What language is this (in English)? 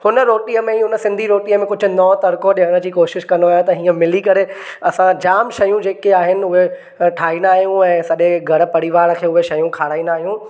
Sindhi